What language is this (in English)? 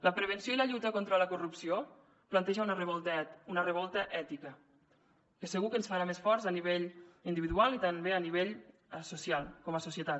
Catalan